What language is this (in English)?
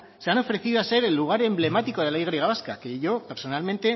Spanish